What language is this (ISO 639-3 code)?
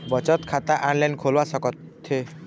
hne